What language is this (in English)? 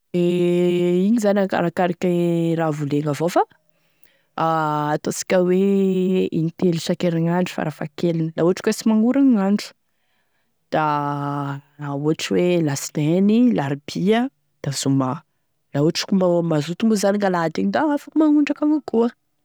Tesaka Malagasy